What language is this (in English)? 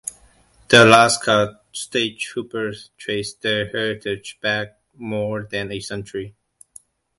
English